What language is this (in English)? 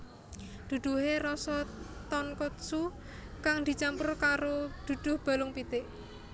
Javanese